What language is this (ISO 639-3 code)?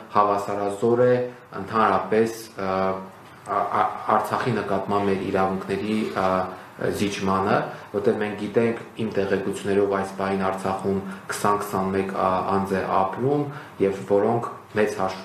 ron